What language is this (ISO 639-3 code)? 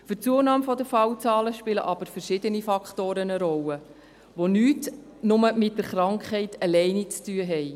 gsw